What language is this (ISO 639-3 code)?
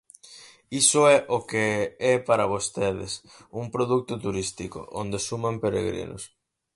glg